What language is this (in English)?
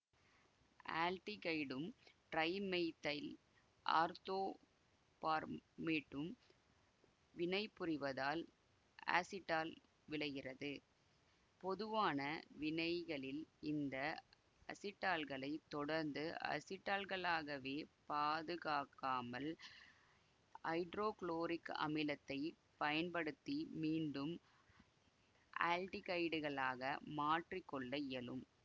Tamil